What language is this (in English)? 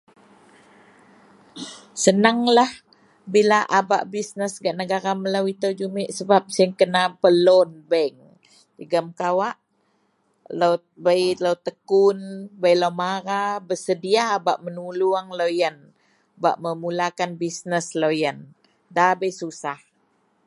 Central Melanau